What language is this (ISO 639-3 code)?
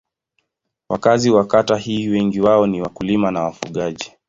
swa